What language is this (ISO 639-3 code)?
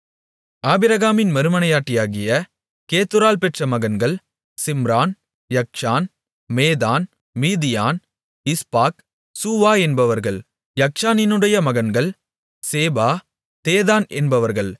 tam